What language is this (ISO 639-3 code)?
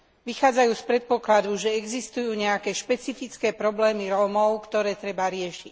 slk